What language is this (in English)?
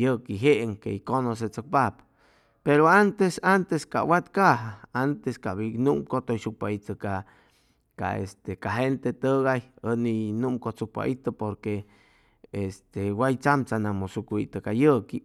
Chimalapa Zoque